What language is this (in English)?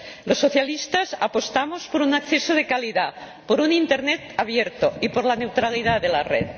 Spanish